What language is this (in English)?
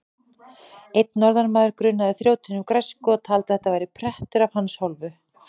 Icelandic